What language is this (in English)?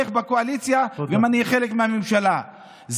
Hebrew